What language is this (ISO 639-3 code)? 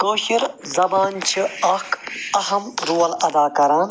kas